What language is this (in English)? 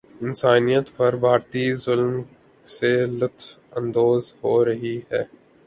Urdu